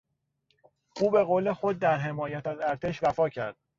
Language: Persian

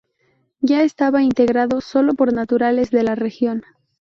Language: Spanish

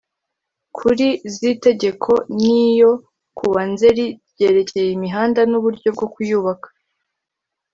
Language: Kinyarwanda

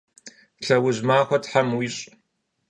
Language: Kabardian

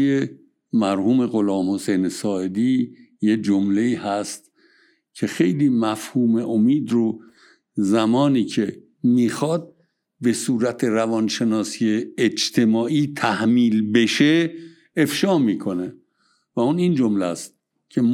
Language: Persian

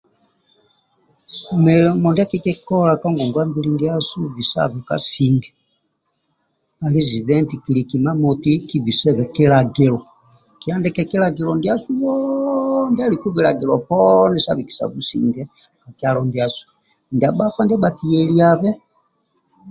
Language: Amba (Uganda)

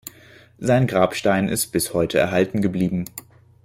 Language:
German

